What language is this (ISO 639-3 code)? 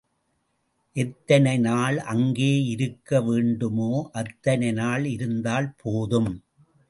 tam